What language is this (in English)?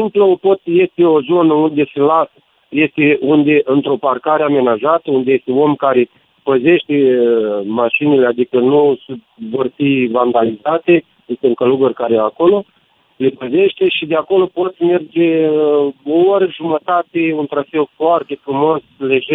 Romanian